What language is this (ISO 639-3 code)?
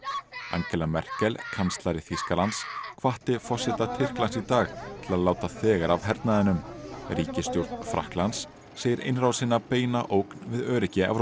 isl